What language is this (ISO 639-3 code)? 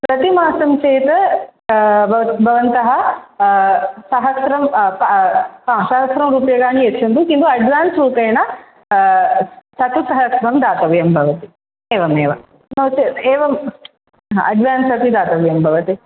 san